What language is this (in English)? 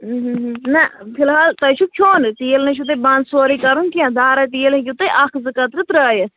Kashmiri